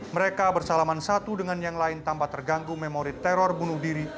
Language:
Indonesian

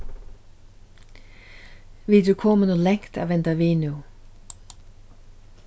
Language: Faroese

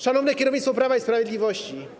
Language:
Polish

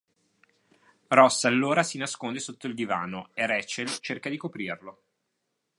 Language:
Italian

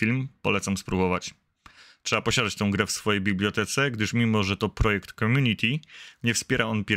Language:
Polish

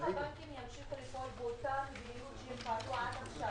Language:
Hebrew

